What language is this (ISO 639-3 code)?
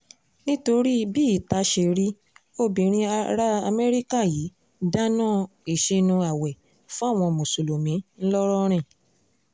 yor